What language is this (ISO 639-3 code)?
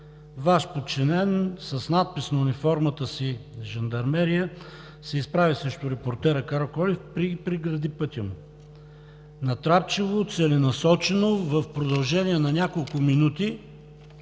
bul